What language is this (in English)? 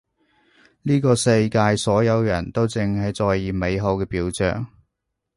Cantonese